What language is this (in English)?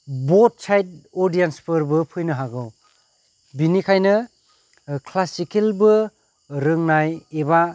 Bodo